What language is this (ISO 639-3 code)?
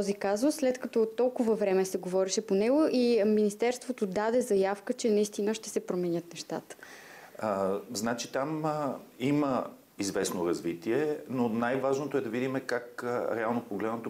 bul